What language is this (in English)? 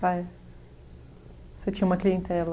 Portuguese